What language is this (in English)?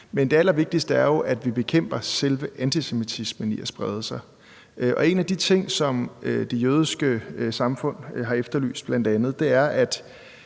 Danish